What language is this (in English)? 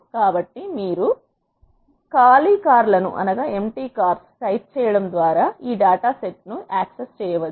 Telugu